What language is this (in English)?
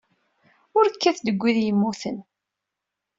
Kabyle